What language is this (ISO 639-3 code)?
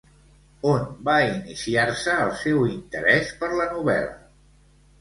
cat